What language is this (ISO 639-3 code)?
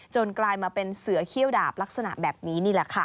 tha